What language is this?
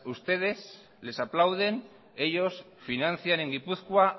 Spanish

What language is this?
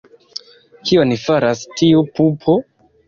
Esperanto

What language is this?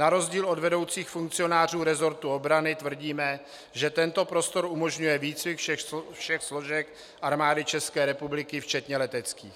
Czech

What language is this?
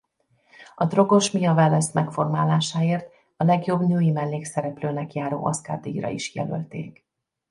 Hungarian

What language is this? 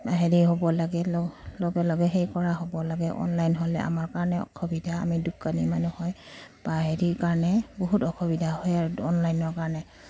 Assamese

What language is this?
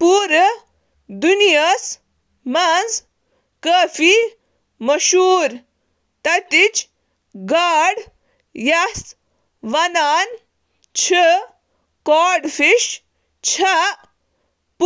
Kashmiri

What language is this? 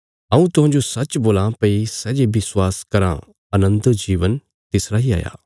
Bilaspuri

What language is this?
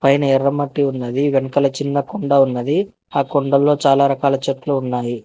Telugu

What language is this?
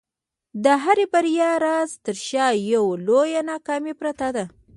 Pashto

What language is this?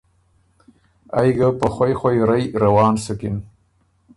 Ormuri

